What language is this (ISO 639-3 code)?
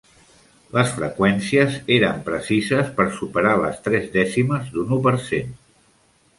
cat